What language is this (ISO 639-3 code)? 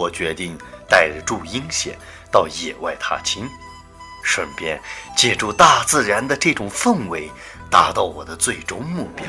zho